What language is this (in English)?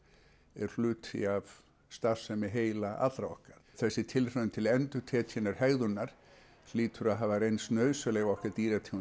Icelandic